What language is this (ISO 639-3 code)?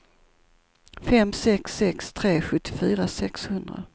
swe